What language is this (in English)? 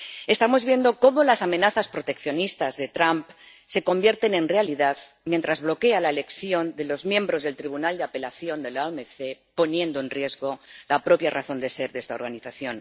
Spanish